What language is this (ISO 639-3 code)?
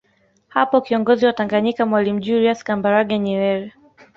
swa